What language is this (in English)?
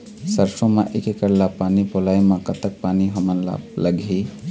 Chhattisgarhi